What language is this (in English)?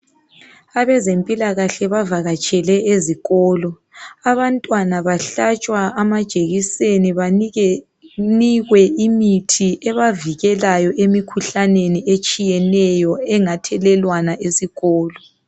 North Ndebele